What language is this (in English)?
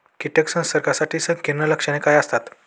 Marathi